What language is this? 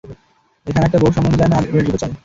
Bangla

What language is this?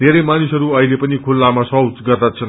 Nepali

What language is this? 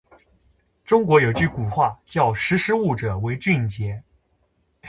Chinese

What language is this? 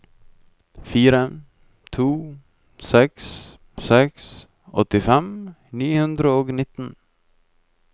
Norwegian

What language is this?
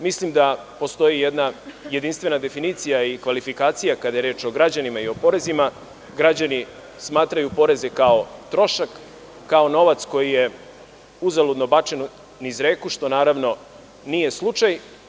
Serbian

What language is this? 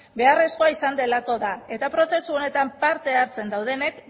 Basque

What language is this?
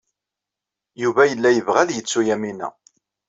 Kabyle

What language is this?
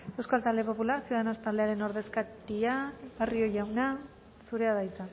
Basque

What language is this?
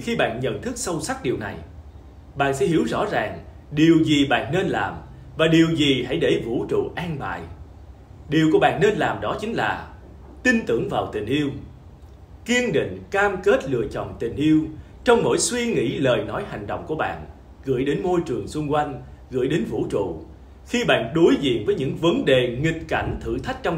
Vietnamese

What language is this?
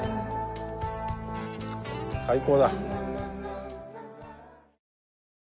Japanese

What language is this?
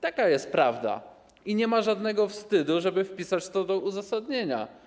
Polish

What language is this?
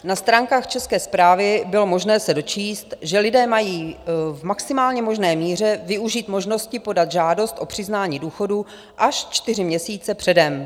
Czech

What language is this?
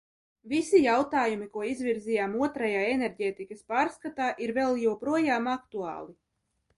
Latvian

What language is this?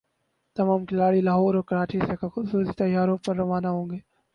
Urdu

